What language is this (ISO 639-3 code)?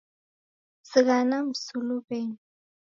dav